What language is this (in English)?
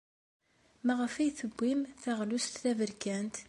Kabyle